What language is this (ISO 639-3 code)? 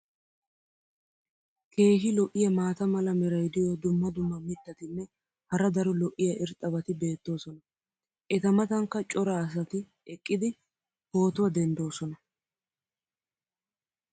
wal